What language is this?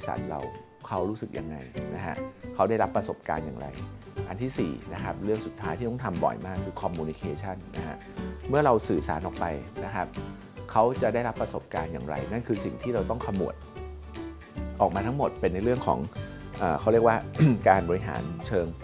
Thai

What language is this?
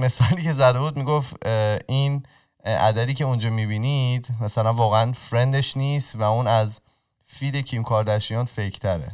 Persian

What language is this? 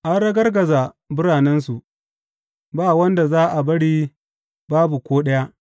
Hausa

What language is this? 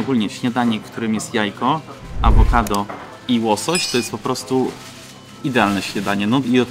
Polish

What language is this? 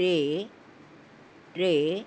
Sindhi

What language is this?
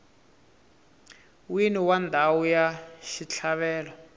Tsonga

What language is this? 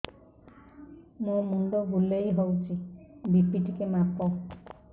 Odia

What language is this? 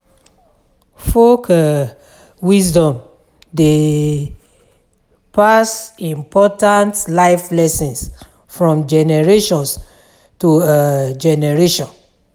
Nigerian Pidgin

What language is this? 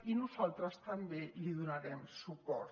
Catalan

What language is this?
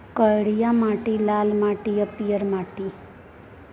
Maithili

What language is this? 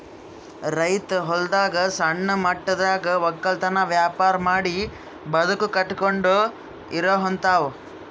Kannada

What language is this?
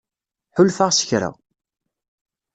Kabyle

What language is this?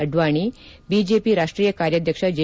Kannada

